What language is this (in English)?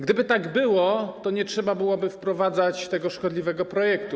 Polish